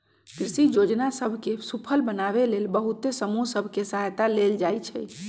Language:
Magahi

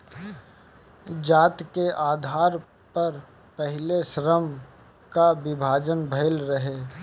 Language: Bhojpuri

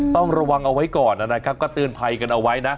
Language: Thai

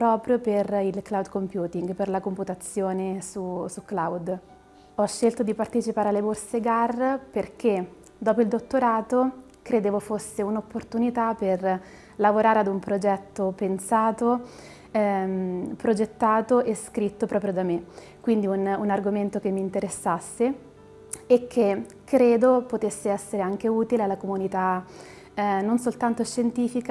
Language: Italian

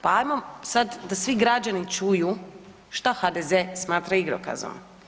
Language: Croatian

